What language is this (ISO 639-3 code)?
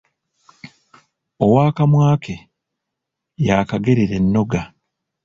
lug